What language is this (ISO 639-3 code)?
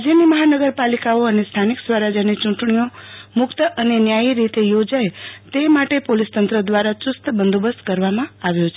guj